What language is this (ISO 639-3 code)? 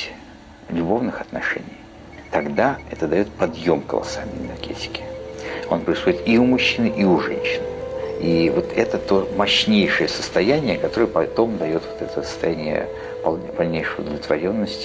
rus